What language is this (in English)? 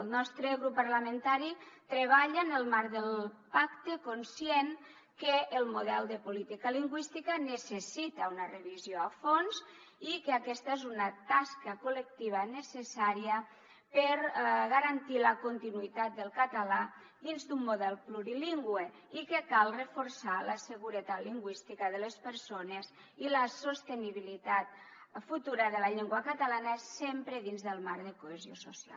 Catalan